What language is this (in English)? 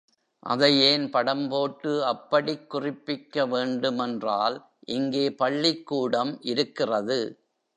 Tamil